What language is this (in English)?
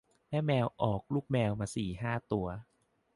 Thai